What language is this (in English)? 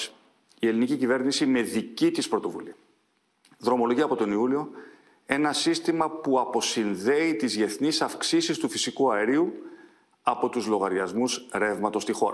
Greek